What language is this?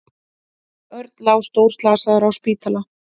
Icelandic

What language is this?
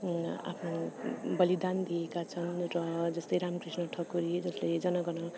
Nepali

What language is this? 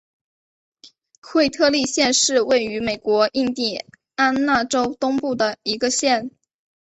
Chinese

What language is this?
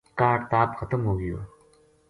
Gujari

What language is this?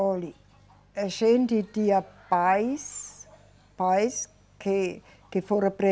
Portuguese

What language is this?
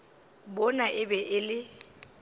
Northern Sotho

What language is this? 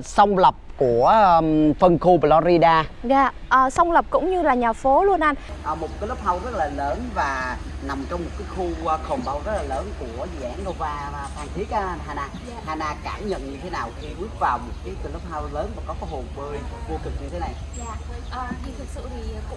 Vietnamese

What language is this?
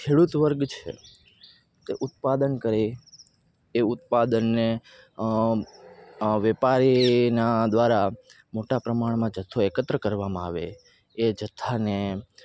Gujarati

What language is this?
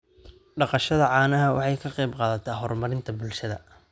Somali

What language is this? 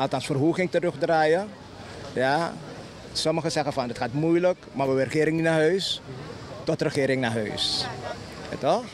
Dutch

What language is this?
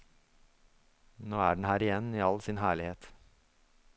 Norwegian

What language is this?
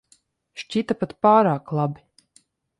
Latvian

